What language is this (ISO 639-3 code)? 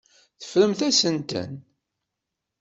kab